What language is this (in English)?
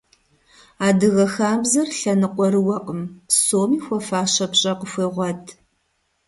Kabardian